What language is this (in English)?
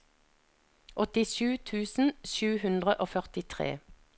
Norwegian